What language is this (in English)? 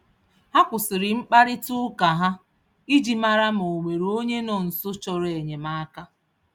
Igbo